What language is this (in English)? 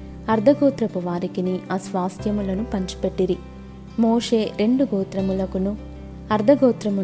Telugu